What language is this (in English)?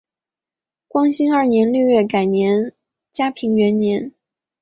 Chinese